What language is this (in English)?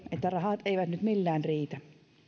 Finnish